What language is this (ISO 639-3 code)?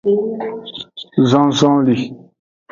ajg